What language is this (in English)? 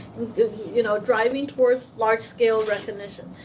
English